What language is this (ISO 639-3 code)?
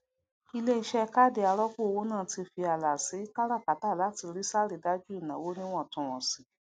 yor